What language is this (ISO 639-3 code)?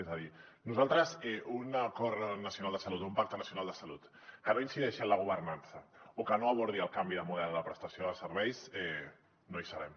cat